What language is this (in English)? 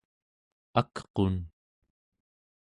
Central Yupik